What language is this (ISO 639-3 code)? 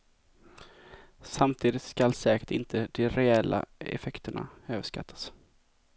swe